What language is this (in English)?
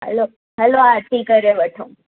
Sindhi